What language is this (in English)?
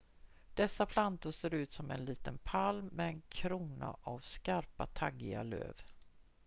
Swedish